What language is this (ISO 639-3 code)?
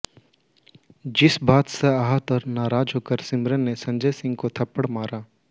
hin